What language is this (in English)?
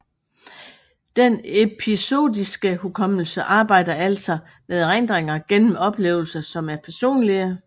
Danish